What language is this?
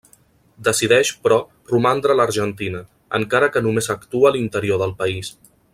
Catalan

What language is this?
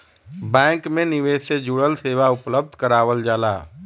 Bhojpuri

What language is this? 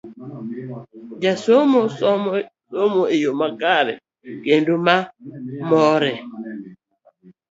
Luo (Kenya and Tanzania)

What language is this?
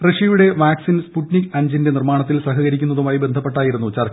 Malayalam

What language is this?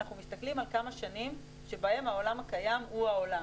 Hebrew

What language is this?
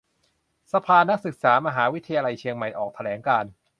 Thai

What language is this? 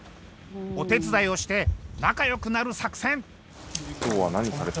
Japanese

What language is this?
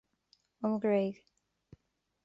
Irish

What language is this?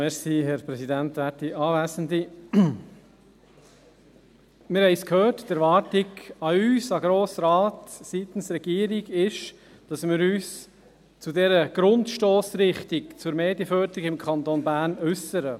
Swiss German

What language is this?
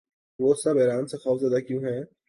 Urdu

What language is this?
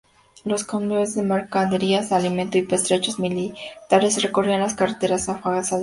Spanish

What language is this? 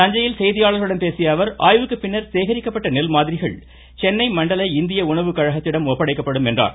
Tamil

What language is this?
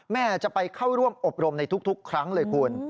Thai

